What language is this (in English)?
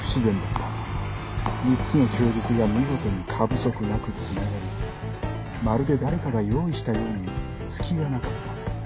Japanese